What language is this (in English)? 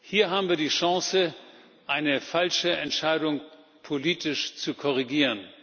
German